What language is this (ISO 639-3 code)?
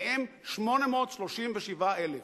heb